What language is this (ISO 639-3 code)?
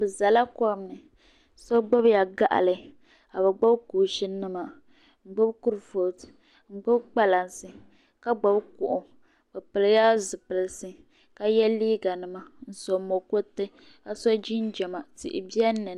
dag